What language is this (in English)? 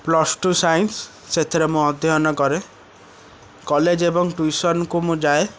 Odia